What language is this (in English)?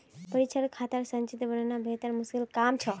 Magahi